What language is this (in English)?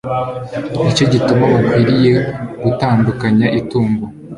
Kinyarwanda